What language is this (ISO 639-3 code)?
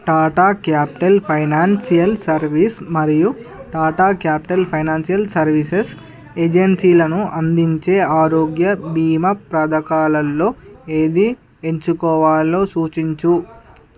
tel